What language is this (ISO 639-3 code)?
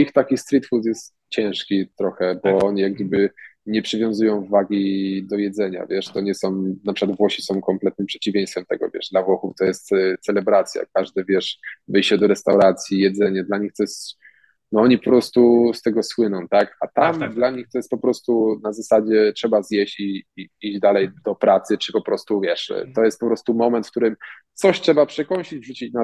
pol